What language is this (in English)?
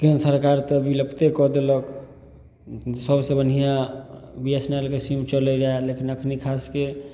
Maithili